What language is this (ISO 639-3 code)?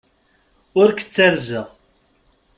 kab